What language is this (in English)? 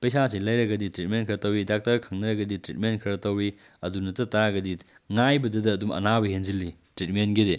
Manipuri